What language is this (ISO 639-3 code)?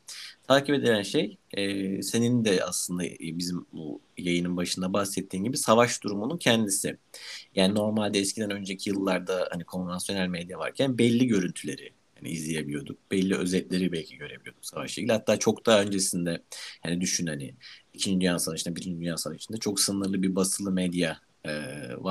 tur